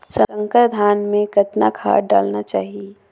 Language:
Chhattisgarhi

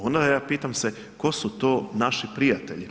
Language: Croatian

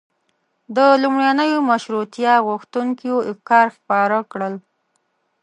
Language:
Pashto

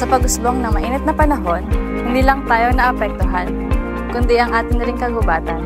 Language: Filipino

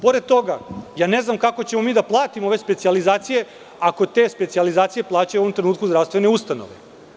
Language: Serbian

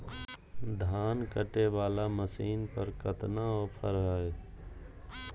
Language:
Magahi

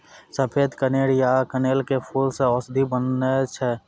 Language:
Maithili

